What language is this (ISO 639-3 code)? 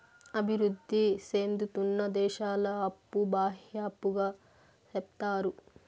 tel